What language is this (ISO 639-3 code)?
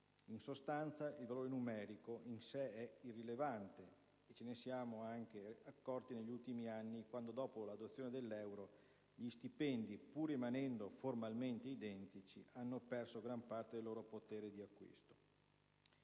ita